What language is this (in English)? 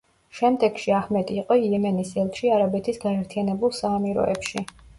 Georgian